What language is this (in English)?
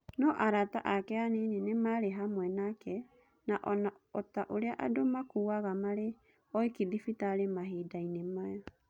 Kikuyu